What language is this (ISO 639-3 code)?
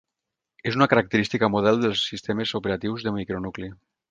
cat